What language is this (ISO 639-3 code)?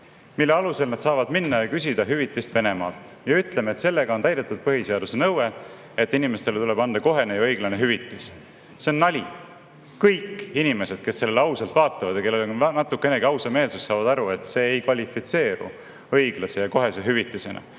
est